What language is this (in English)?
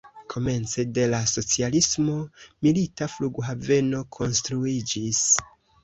Esperanto